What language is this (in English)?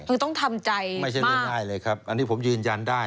Thai